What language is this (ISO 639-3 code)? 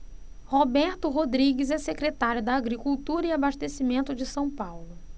por